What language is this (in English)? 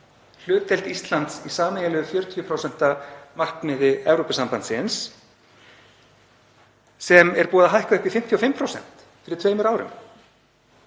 Icelandic